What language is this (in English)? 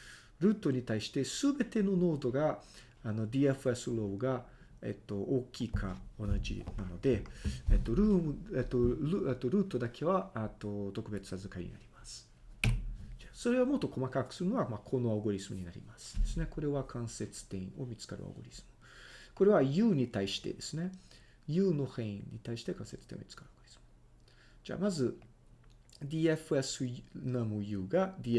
Japanese